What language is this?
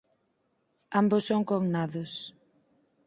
Galician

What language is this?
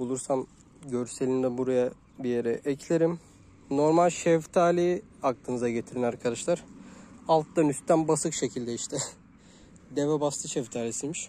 Turkish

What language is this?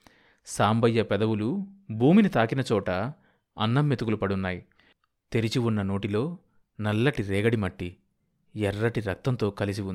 Telugu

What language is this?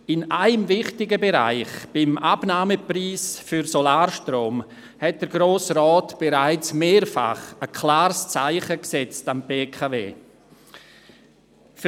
Swiss German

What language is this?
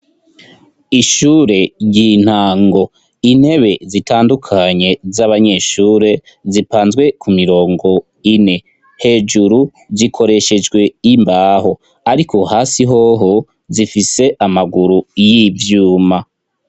Rundi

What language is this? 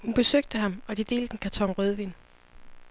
Danish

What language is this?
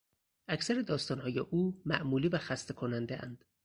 Persian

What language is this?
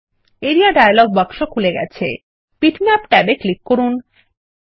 Bangla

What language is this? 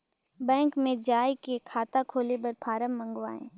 Chhattisgarhi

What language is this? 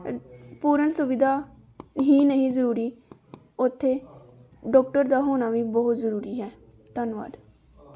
Punjabi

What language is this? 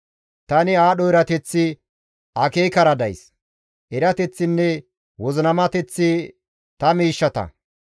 Gamo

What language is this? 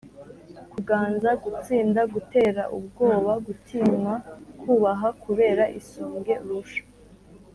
Kinyarwanda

